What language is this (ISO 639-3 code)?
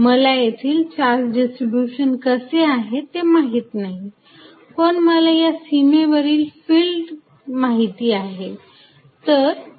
mar